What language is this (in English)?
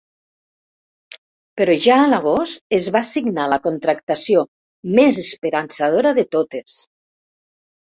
Catalan